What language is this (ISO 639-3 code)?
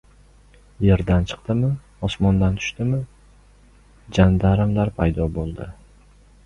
uzb